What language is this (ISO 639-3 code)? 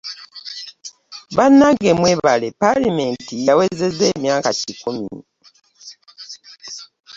lug